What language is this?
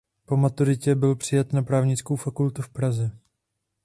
Czech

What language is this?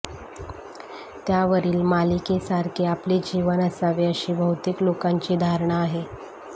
Marathi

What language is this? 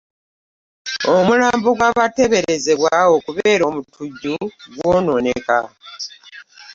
Ganda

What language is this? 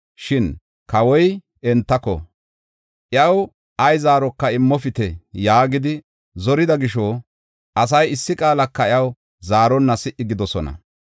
Gofa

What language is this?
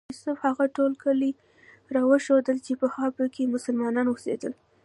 Pashto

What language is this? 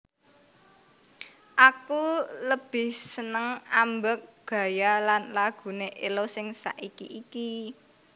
Javanese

